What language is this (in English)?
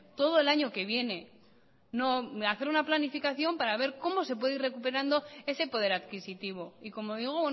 Spanish